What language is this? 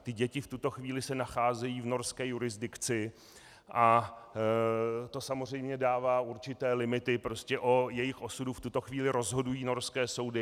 Czech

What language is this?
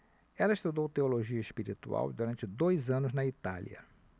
Portuguese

